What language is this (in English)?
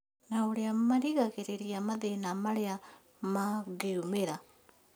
Kikuyu